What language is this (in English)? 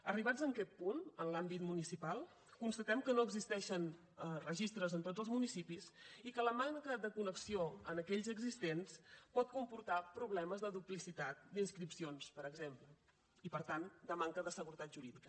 Catalan